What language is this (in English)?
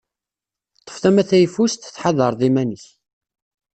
Kabyle